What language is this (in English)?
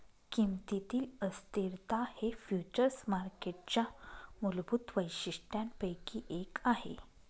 Marathi